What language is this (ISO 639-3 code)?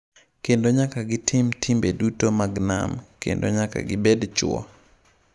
luo